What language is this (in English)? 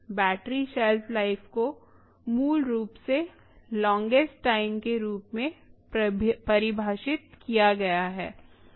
Hindi